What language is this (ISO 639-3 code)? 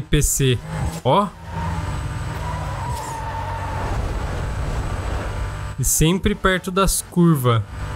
por